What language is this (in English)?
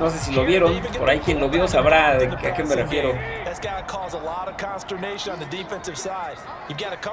Spanish